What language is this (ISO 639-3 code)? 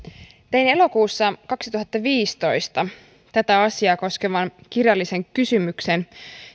fin